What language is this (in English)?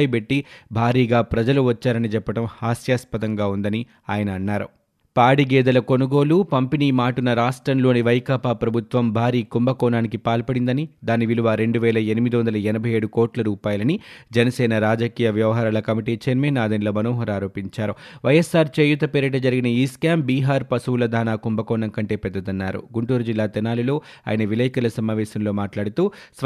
Telugu